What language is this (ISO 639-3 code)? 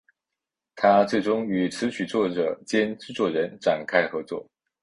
zho